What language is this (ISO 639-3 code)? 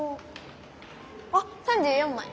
jpn